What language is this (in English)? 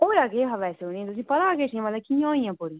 Dogri